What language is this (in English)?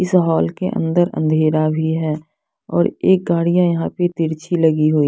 Hindi